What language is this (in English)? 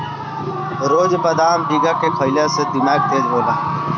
Bhojpuri